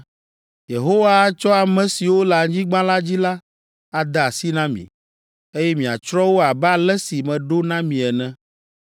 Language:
Ewe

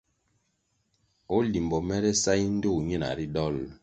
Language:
Kwasio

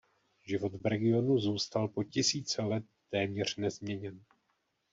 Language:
Czech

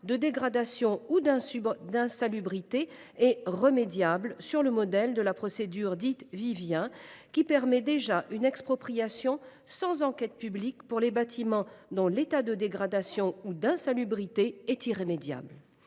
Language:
French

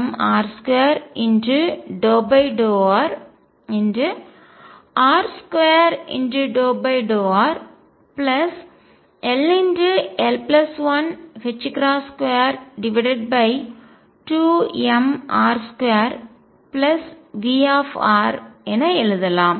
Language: Tamil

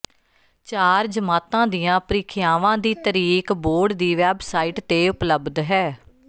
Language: Punjabi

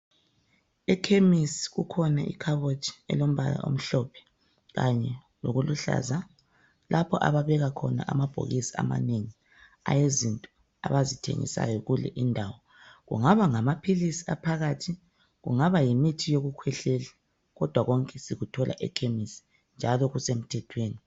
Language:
North Ndebele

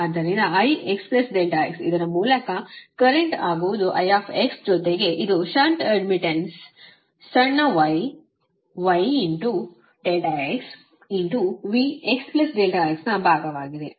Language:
Kannada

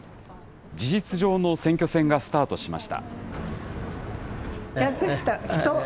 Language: Japanese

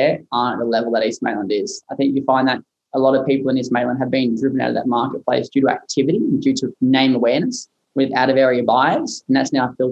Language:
English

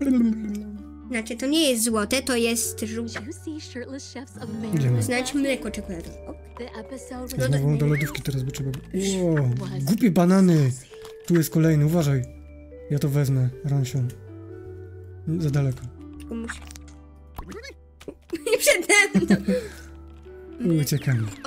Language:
Polish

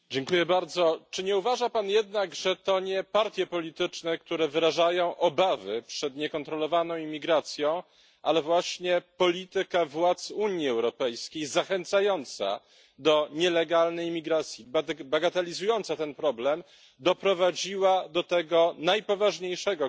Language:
Polish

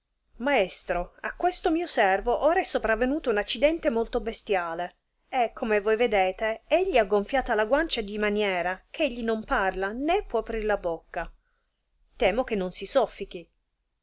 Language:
Italian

